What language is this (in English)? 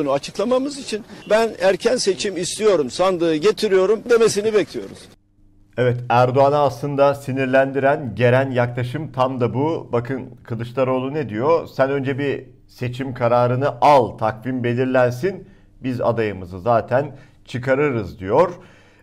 Turkish